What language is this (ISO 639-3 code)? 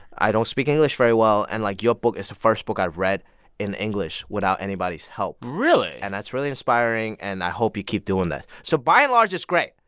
eng